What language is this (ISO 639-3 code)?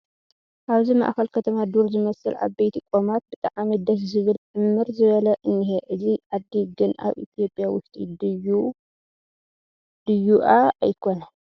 tir